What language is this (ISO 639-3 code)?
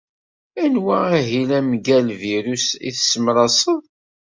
kab